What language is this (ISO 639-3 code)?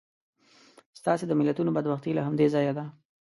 pus